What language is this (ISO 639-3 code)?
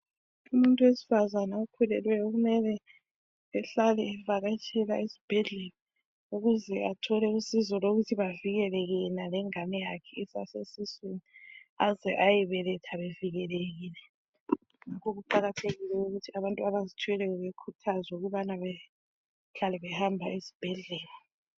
nde